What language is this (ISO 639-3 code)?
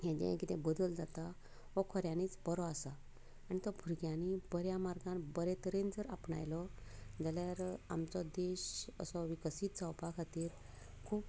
kok